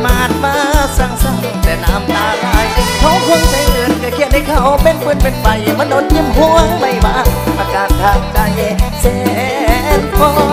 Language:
Thai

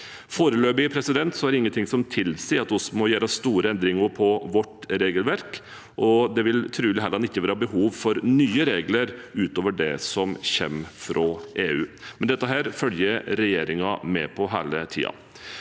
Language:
Norwegian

